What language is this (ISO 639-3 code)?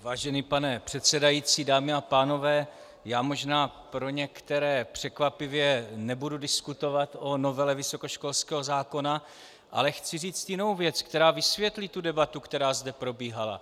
ces